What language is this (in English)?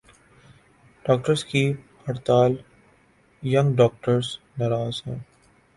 Urdu